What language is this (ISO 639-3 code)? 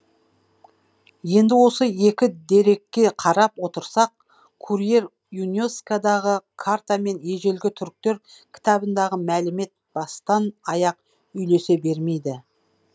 kaz